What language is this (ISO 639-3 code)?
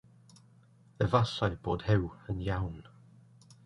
cym